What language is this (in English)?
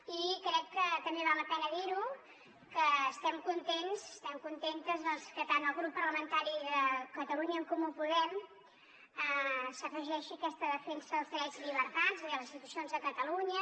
Catalan